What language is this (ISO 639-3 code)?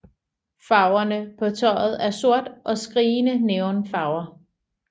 dan